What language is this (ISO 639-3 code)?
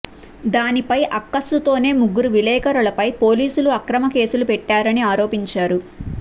tel